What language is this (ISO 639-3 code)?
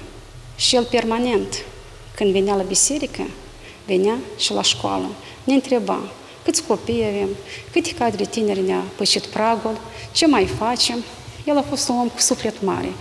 ron